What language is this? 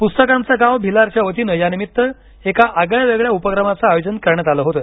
Marathi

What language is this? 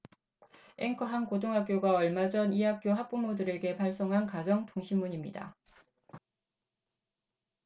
Korean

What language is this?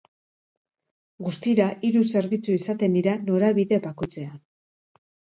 Basque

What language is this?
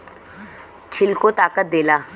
Bhojpuri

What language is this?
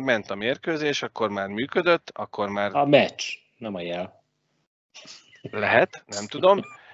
Hungarian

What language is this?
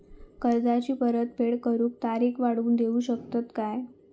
Marathi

